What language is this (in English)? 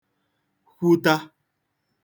Igbo